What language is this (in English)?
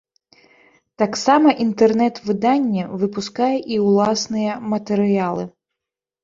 Belarusian